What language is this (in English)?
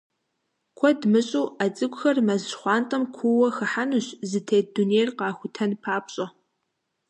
Kabardian